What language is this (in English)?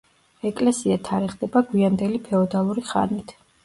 Georgian